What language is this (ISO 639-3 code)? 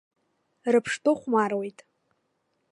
abk